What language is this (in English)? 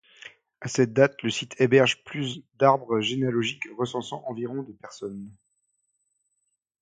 French